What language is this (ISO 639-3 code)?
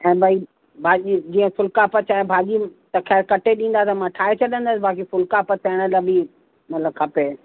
snd